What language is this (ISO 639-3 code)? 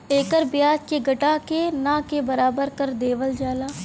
bho